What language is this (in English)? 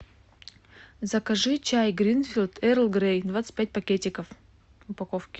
Russian